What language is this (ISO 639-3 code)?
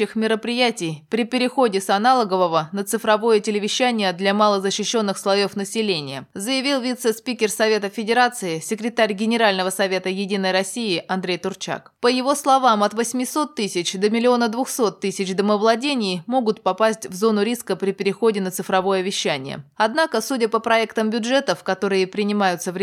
rus